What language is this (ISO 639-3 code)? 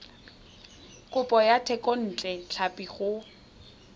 tsn